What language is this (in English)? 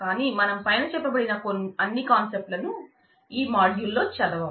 Telugu